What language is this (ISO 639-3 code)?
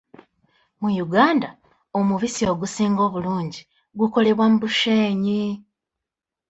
lug